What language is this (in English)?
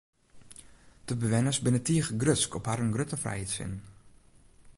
Western Frisian